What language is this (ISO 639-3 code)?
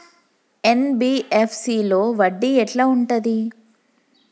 tel